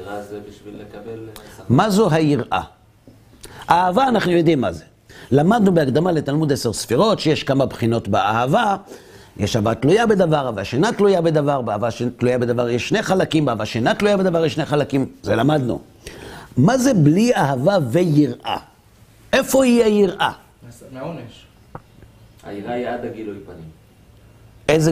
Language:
Hebrew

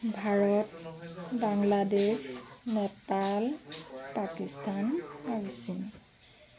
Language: Assamese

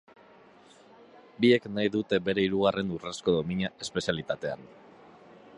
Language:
Basque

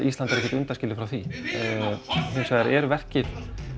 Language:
Icelandic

